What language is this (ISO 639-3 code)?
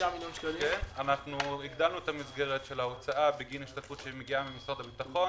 heb